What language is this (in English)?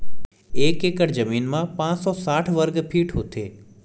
Chhattisgarhi